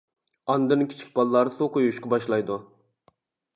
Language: Uyghur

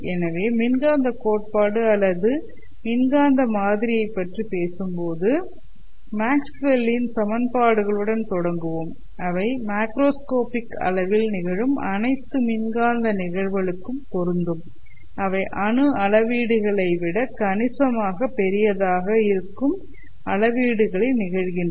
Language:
Tamil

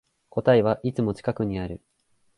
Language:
Japanese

